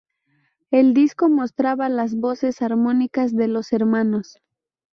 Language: Spanish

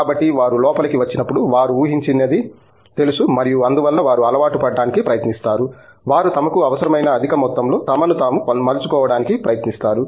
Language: Telugu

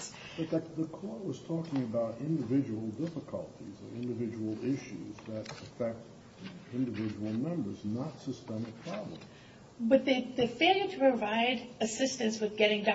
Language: English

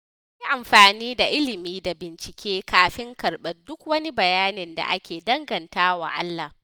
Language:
Hausa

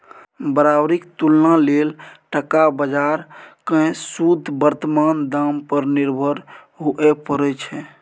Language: Maithili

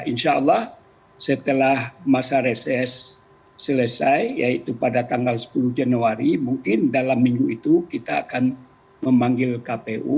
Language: Indonesian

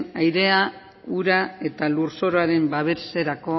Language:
Basque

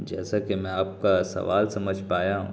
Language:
Urdu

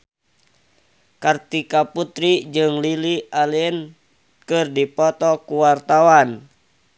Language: Sundanese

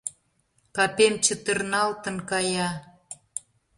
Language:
Mari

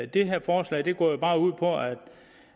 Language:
Danish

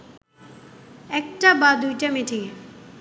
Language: Bangla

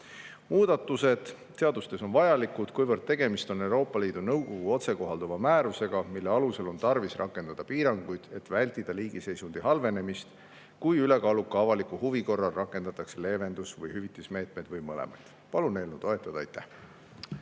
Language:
Estonian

